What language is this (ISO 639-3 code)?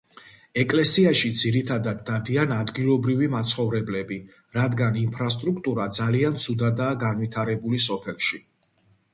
kat